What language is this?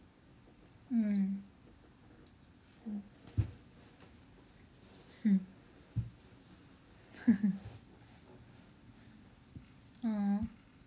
English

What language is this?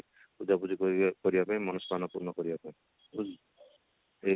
Odia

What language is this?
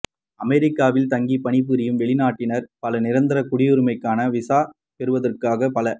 Tamil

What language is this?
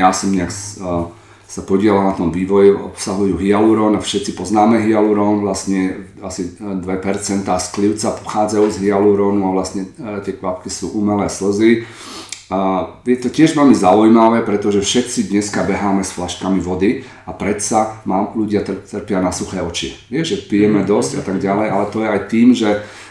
Slovak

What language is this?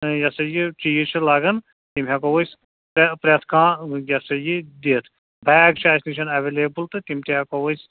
Kashmiri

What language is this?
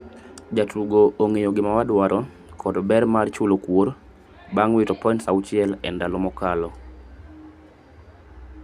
Luo (Kenya and Tanzania)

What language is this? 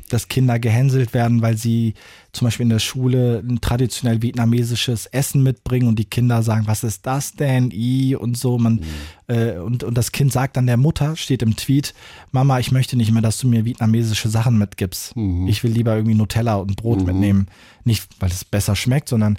German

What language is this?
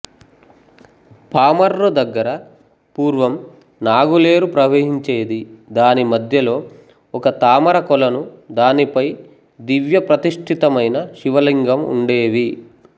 Telugu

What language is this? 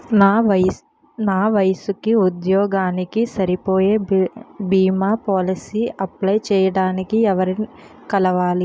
Telugu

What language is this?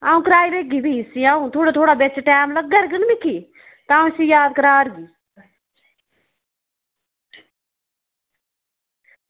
Dogri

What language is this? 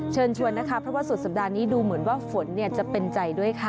Thai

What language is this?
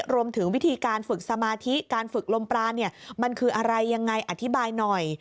Thai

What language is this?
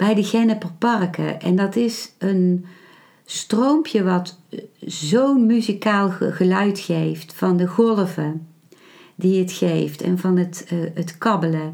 Dutch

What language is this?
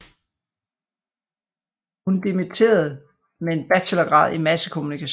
Danish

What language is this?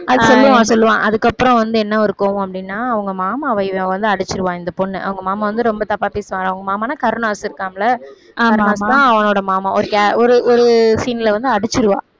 Tamil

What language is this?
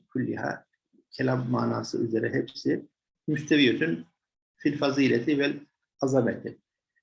Turkish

